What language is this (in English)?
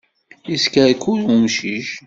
Kabyle